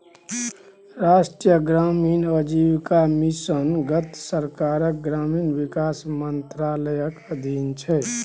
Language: Maithili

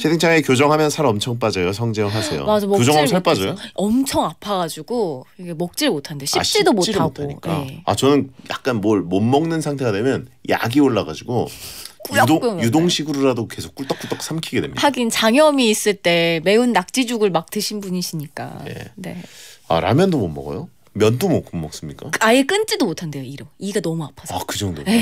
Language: Korean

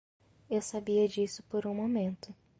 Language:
Portuguese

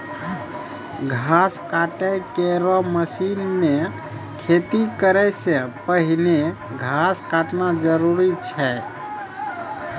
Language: Maithili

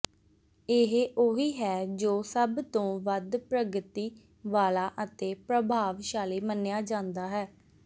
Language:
Punjabi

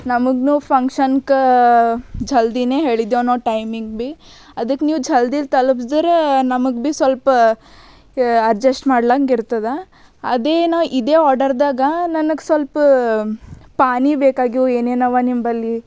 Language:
Kannada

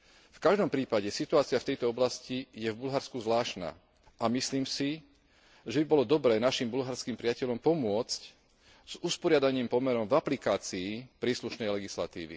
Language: Slovak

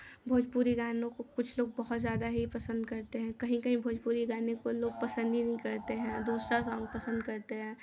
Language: Hindi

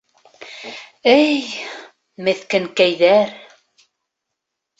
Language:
Bashkir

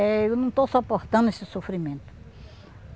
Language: Portuguese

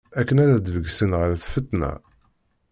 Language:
Kabyle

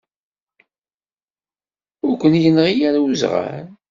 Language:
Kabyle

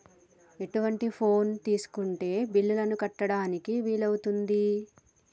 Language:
Telugu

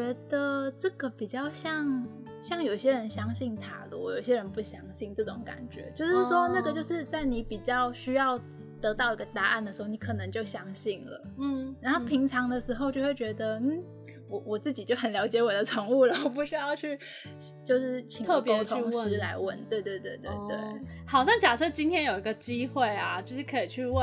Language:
Chinese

